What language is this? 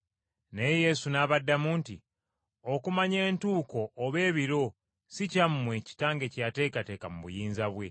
Ganda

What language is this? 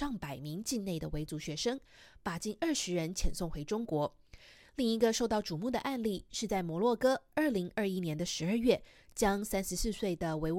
Chinese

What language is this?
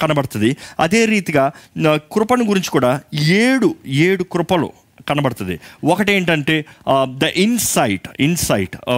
Telugu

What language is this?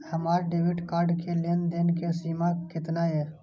Maithili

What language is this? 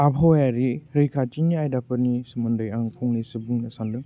Bodo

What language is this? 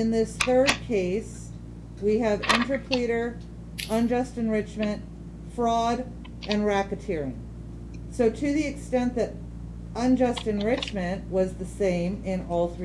English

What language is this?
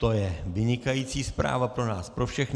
Czech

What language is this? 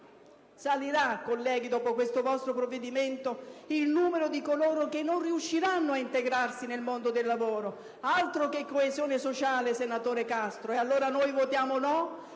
Italian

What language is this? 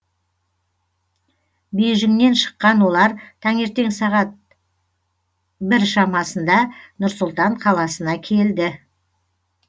Kazakh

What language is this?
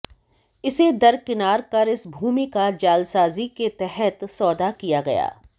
Hindi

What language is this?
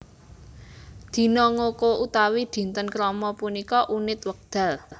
Javanese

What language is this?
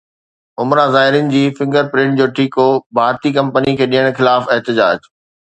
Sindhi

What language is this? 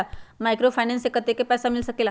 Magahi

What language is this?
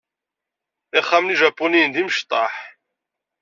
Kabyle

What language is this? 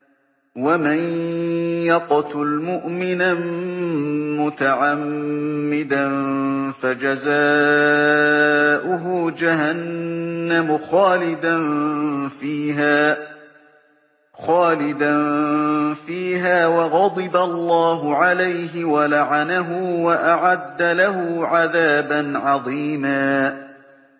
Arabic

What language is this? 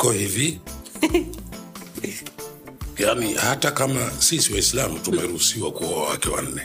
Swahili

